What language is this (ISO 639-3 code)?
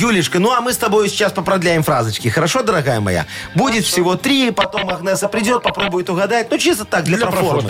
rus